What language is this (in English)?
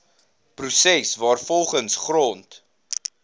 Afrikaans